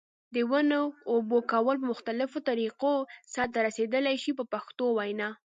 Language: Pashto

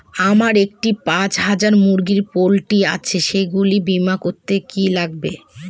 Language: Bangla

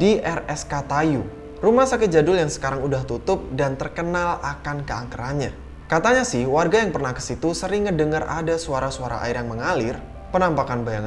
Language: Indonesian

